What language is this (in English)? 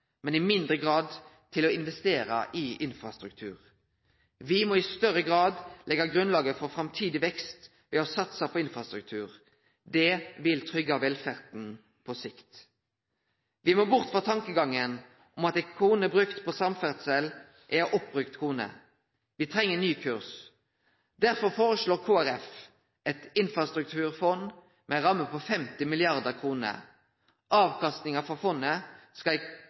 Norwegian Nynorsk